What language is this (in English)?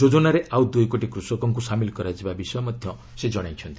Odia